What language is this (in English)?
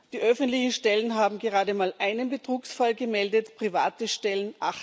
German